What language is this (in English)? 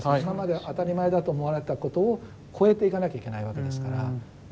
Japanese